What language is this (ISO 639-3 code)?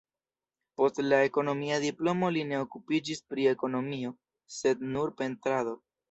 epo